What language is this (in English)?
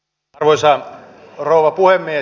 Finnish